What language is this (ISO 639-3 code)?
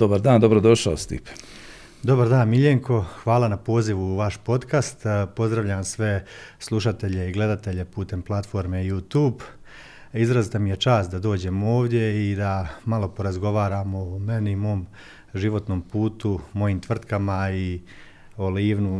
hrv